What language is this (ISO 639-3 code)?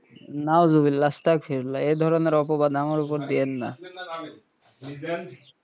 ben